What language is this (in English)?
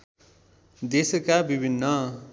Nepali